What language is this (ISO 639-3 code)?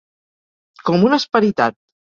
cat